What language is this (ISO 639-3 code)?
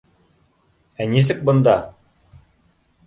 bak